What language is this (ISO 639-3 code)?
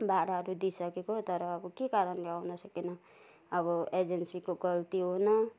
nep